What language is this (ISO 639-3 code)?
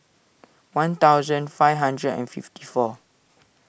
eng